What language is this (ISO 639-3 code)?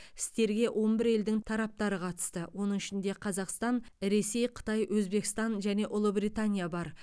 kaz